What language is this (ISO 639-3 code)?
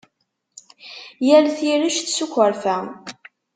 kab